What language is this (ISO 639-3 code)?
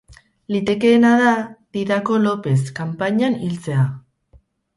eus